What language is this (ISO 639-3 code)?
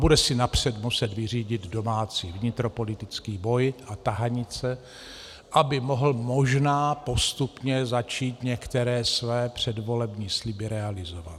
ces